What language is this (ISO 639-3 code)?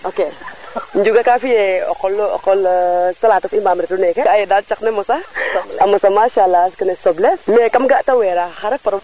srr